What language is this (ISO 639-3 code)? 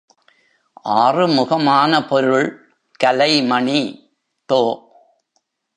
tam